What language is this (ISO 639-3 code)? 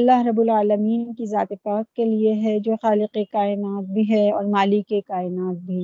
urd